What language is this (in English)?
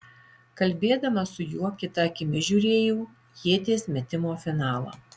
Lithuanian